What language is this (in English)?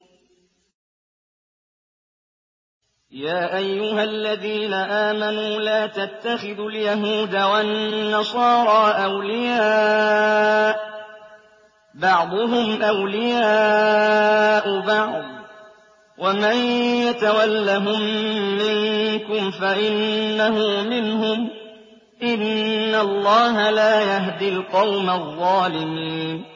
Arabic